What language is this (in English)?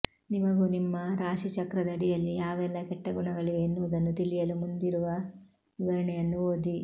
Kannada